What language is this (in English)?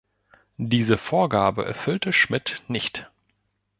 German